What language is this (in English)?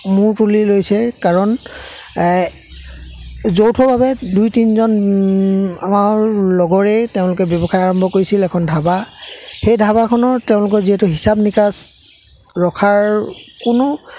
Assamese